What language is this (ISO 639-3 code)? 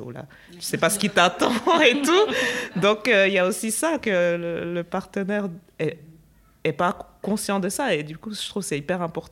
fra